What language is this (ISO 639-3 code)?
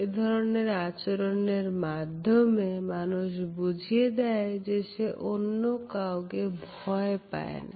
ben